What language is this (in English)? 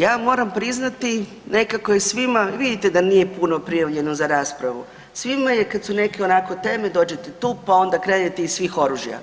Croatian